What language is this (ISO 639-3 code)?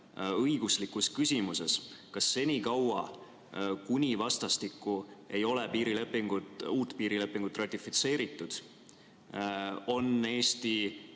est